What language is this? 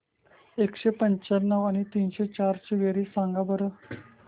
Marathi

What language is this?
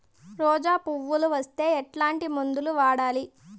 Telugu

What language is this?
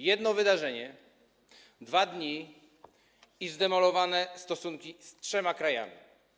Polish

